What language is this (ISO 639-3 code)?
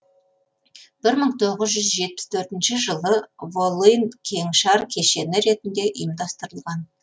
kaz